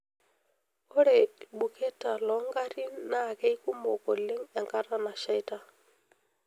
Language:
Masai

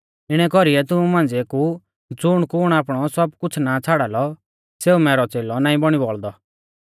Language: Mahasu Pahari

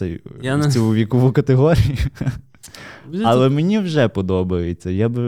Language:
Ukrainian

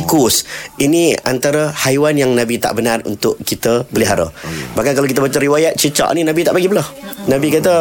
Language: Malay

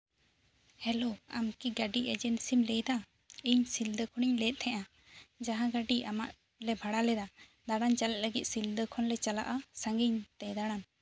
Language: Santali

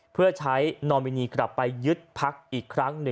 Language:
Thai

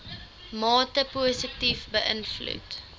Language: Afrikaans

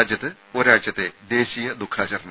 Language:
Malayalam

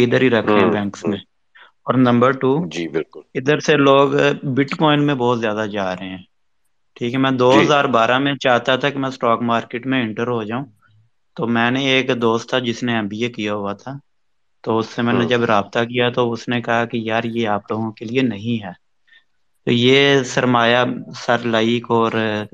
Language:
Urdu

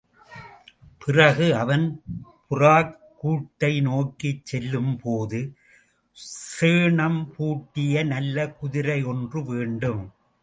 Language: Tamil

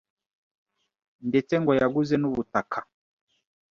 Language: Kinyarwanda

